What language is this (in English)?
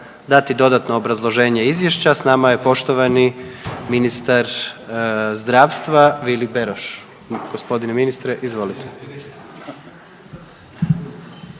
Croatian